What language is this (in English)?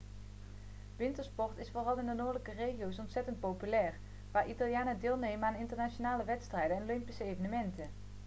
Dutch